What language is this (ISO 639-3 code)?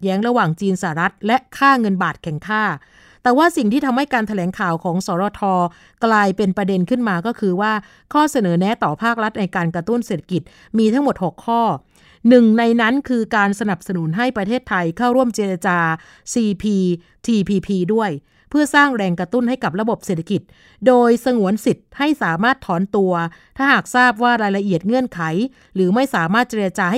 tha